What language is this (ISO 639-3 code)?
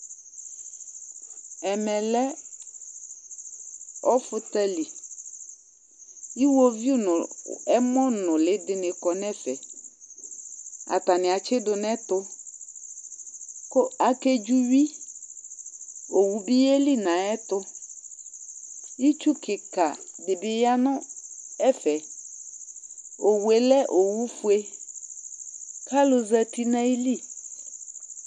kpo